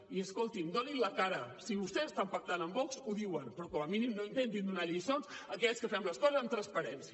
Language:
Catalan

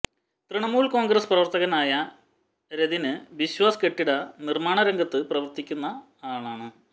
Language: Malayalam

